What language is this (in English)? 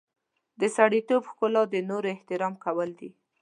Pashto